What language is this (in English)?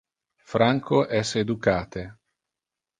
Interlingua